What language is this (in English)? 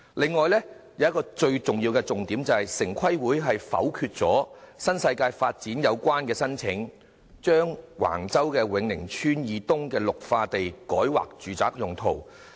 Cantonese